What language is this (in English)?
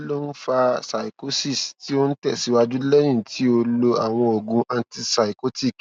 Yoruba